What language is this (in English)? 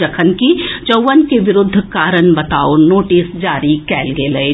Maithili